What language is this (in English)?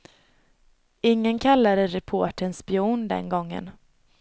Swedish